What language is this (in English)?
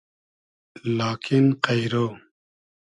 Hazaragi